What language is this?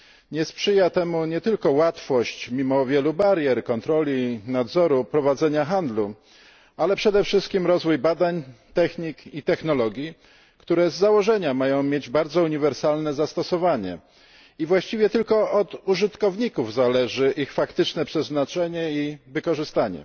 Polish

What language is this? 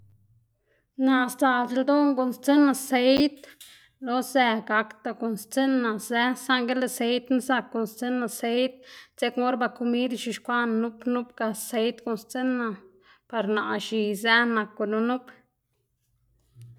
Xanaguía Zapotec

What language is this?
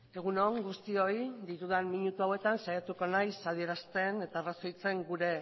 Basque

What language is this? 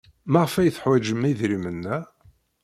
Kabyle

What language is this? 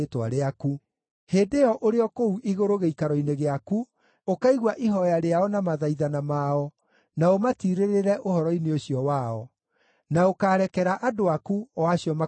Kikuyu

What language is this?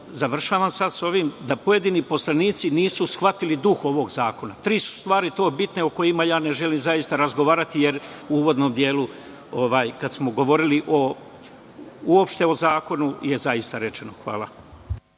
Serbian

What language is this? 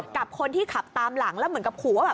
Thai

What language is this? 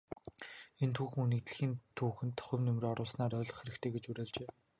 Mongolian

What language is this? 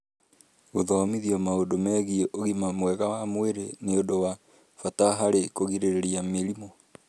Kikuyu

